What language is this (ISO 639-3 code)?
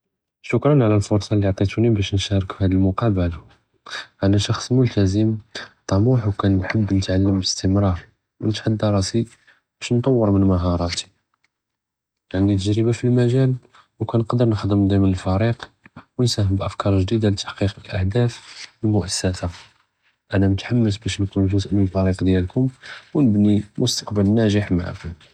jrb